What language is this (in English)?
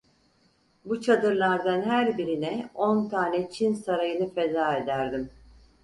Turkish